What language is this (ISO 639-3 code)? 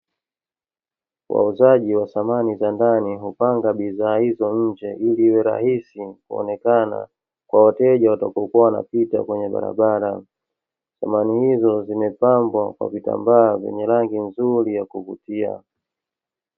swa